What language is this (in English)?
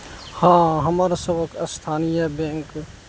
Maithili